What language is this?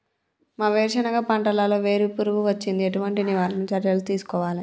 Telugu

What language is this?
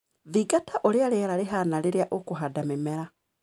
Kikuyu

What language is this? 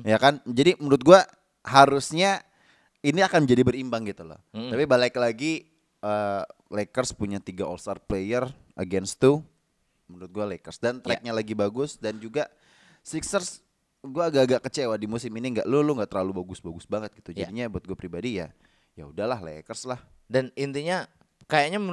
Indonesian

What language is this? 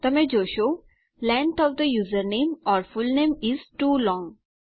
Gujarati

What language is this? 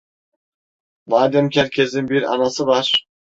Turkish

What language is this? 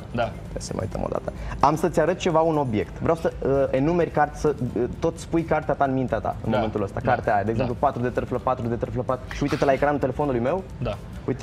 Romanian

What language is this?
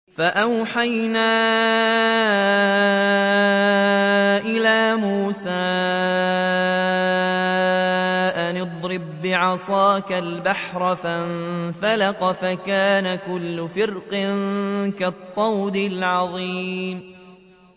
Arabic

